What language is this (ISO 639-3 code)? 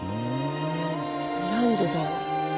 jpn